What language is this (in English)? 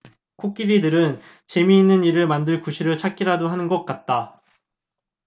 Korean